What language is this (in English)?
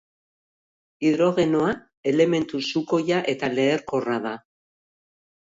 Basque